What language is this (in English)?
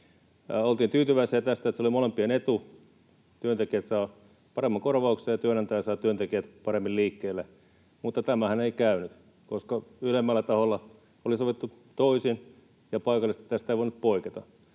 Finnish